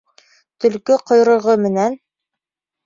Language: Bashkir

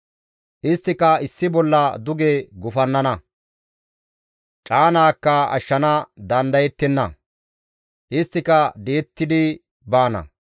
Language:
Gamo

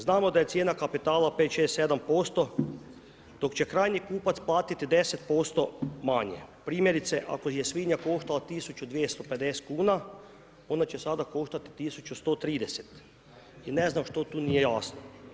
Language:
Croatian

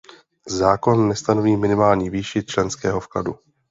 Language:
Czech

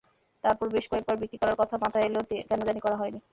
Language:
Bangla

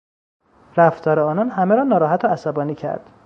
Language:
Persian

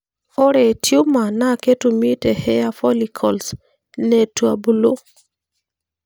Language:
Masai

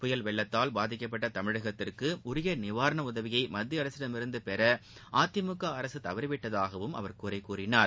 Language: Tamil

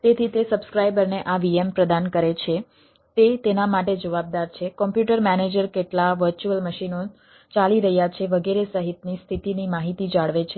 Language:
Gujarati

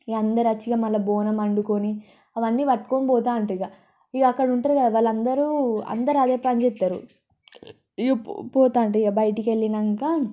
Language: Telugu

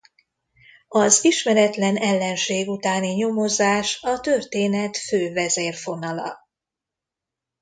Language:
Hungarian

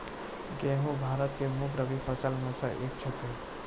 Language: Maithili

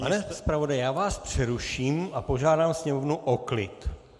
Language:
Czech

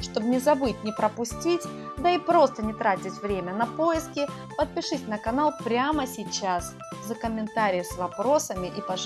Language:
Russian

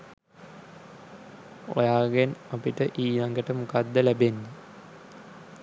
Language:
Sinhala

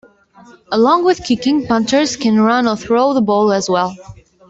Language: English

